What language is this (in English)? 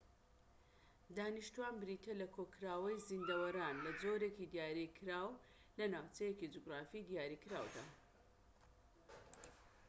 Central Kurdish